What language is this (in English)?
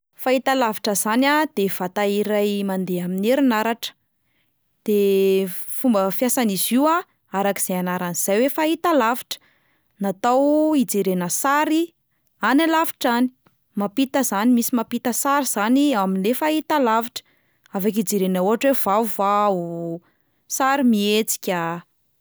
Malagasy